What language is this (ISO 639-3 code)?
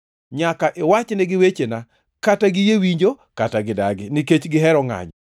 luo